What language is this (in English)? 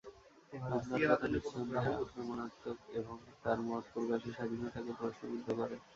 Bangla